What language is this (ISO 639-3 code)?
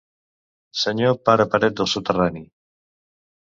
cat